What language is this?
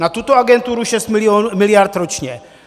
Czech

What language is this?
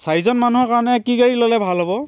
Assamese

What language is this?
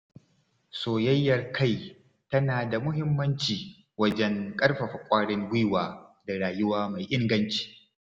Hausa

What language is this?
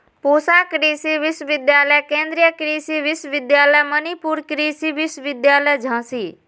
Magahi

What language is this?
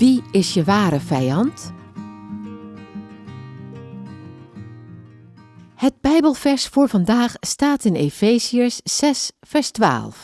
Dutch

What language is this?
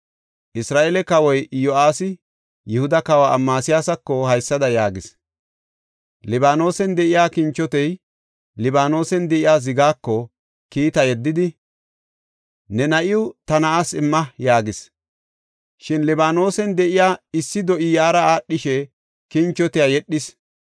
Gofa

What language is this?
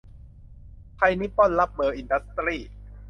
Thai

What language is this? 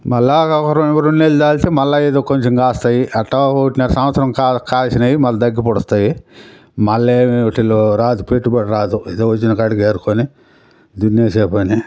Telugu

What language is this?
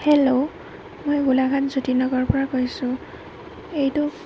Assamese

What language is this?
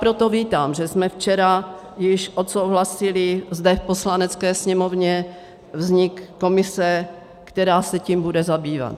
Czech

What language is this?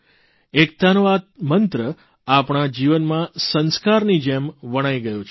Gujarati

